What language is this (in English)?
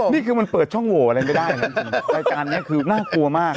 Thai